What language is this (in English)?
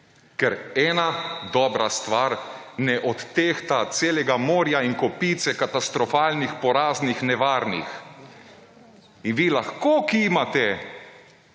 Slovenian